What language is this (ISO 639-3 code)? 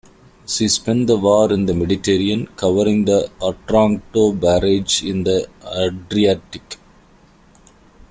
eng